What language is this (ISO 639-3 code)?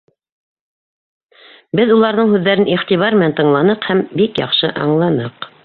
bak